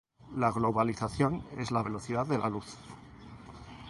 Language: Spanish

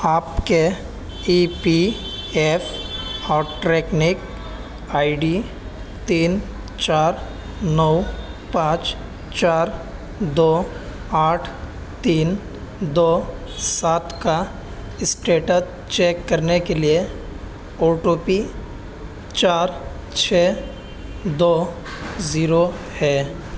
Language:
Urdu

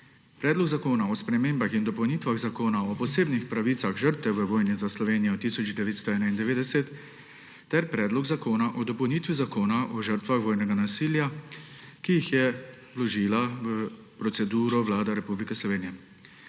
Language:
Slovenian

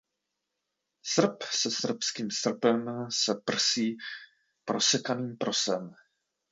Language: Czech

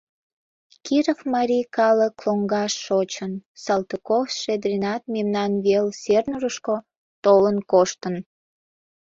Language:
Mari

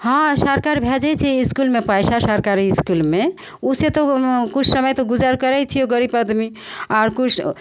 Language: Maithili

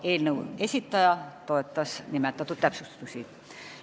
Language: Estonian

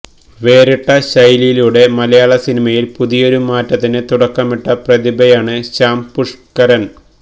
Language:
Malayalam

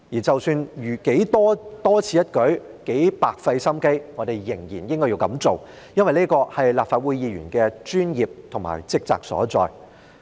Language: Cantonese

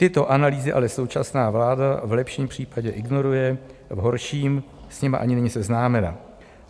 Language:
Czech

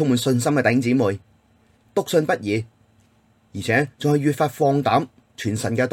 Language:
Chinese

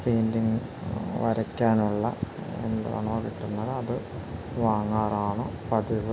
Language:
Malayalam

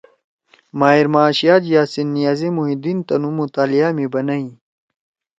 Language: Torwali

